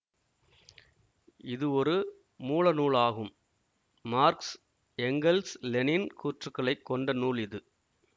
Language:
Tamil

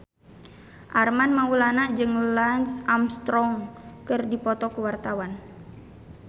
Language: Sundanese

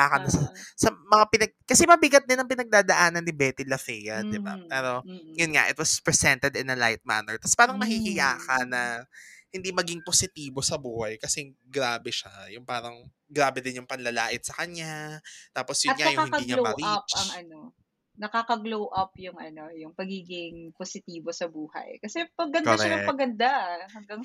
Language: Filipino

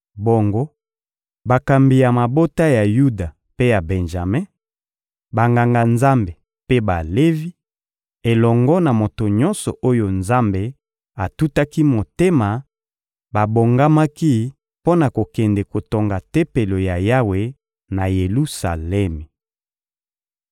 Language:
Lingala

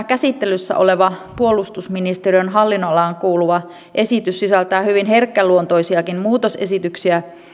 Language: Finnish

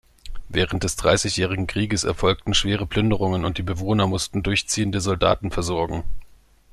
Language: German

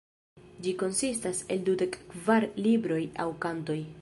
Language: Esperanto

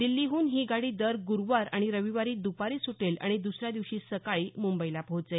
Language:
Marathi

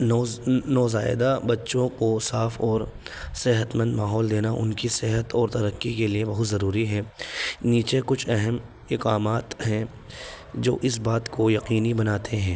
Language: Urdu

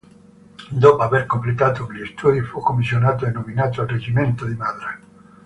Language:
Italian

